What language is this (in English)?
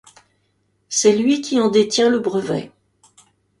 French